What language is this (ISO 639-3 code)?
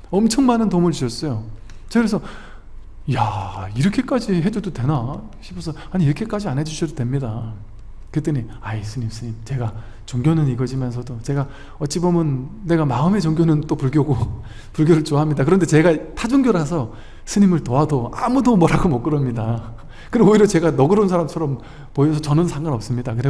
kor